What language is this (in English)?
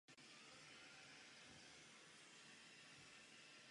Czech